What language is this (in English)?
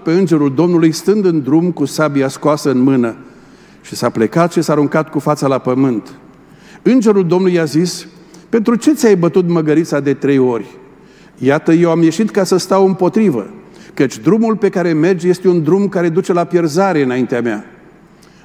Romanian